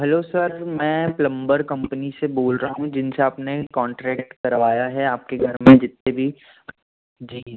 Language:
Hindi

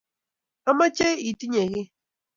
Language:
Kalenjin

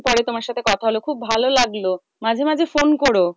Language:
Bangla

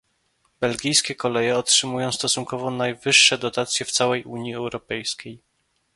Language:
Polish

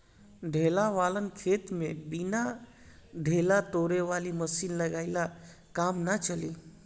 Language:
Bhojpuri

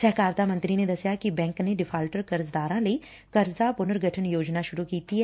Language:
Punjabi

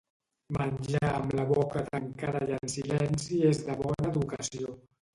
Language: Catalan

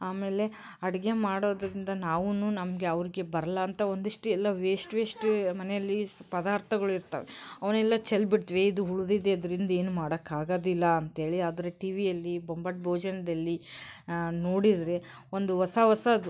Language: Kannada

